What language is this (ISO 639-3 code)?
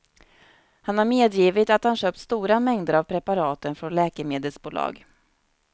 swe